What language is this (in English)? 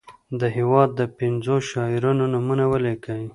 Pashto